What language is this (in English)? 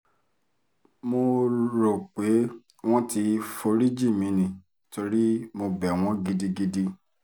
Yoruba